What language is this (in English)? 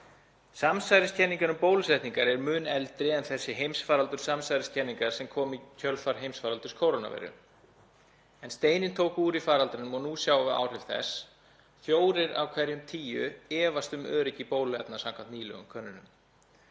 Icelandic